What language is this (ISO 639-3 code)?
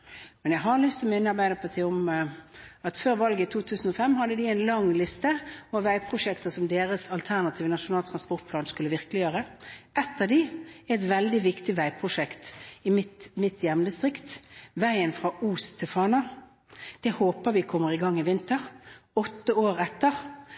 nob